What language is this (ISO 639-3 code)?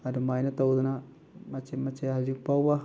mni